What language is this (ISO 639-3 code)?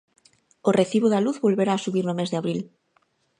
glg